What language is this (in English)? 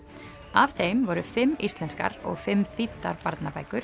Icelandic